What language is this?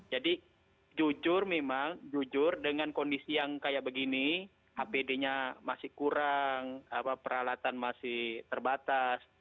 Indonesian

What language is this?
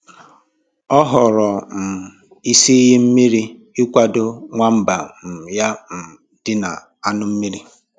Igbo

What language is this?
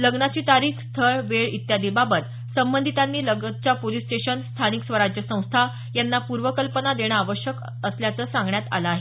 Marathi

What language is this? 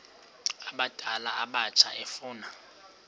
Xhosa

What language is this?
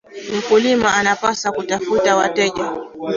Swahili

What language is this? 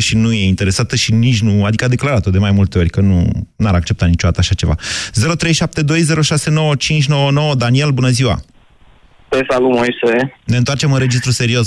Romanian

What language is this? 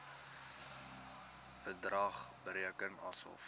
Afrikaans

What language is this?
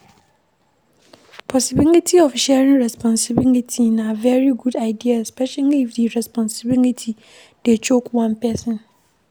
Nigerian Pidgin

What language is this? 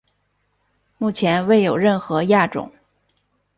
Chinese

